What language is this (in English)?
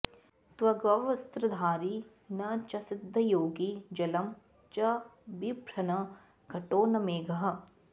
Sanskrit